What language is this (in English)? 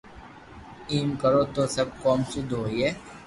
Loarki